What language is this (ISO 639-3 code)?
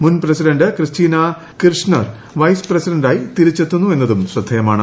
mal